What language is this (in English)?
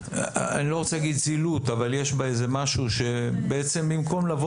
Hebrew